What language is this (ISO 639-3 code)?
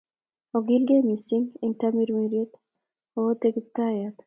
kln